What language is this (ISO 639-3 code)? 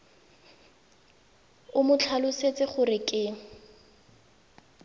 tsn